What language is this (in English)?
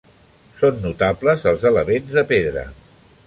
Catalan